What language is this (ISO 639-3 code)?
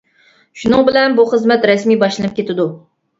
uig